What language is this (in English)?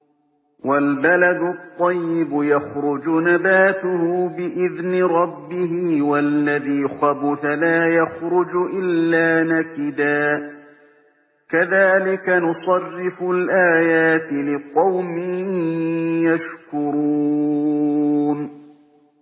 Arabic